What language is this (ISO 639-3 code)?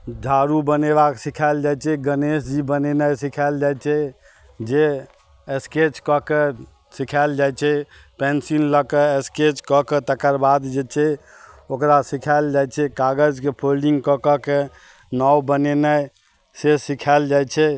mai